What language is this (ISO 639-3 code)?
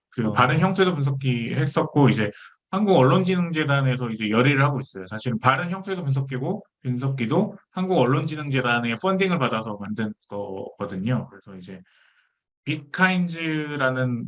kor